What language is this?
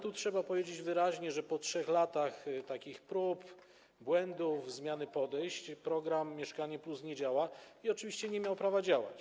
Polish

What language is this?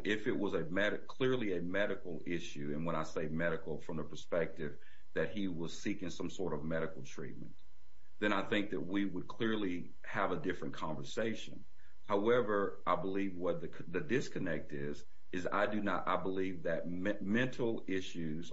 English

